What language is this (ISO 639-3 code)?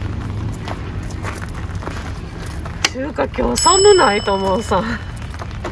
jpn